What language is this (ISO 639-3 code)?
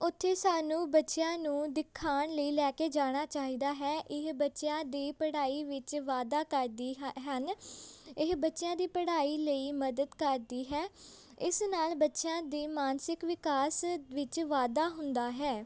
pan